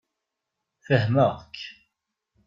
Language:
Kabyle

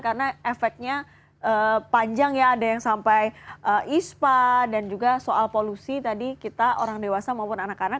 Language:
Indonesian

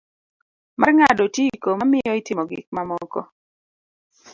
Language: Luo (Kenya and Tanzania)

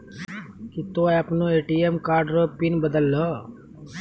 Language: Maithili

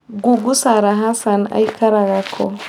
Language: Kikuyu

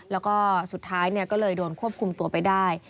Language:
Thai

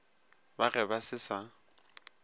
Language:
Northern Sotho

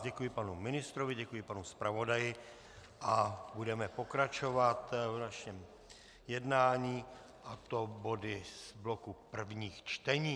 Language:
Czech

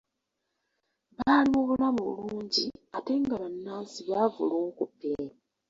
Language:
Ganda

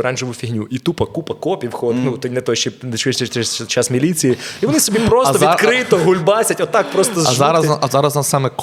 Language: Ukrainian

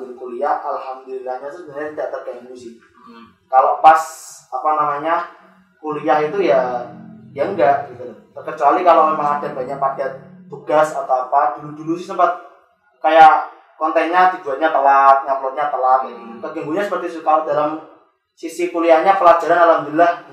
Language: Indonesian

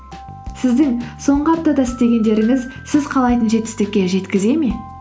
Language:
Kazakh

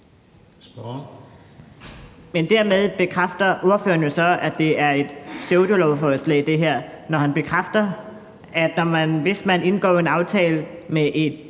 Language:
Danish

